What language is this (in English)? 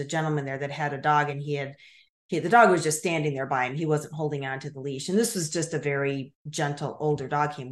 English